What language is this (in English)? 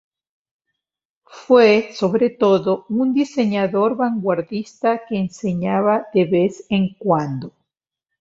Spanish